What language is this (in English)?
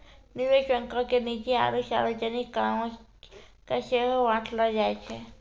Maithili